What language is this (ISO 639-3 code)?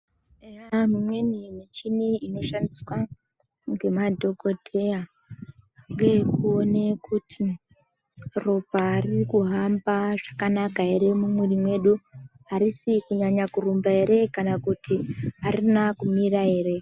ndc